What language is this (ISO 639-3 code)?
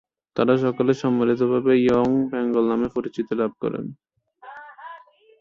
ben